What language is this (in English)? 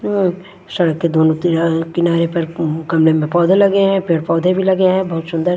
Hindi